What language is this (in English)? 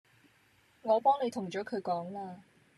Cantonese